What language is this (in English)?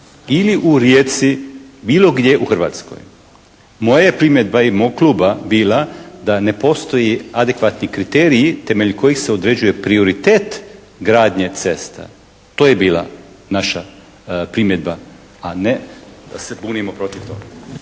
Croatian